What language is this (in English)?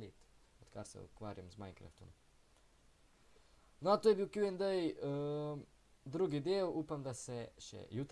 Portuguese